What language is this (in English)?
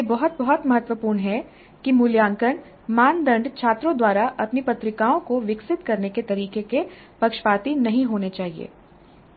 Hindi